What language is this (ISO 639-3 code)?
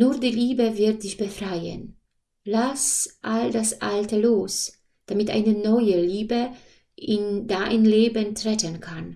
pol